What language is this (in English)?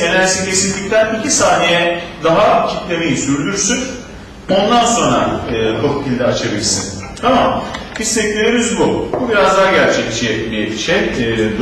Turkish